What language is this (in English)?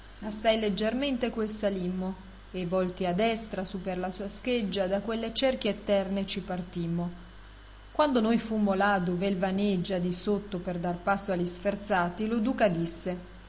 Italian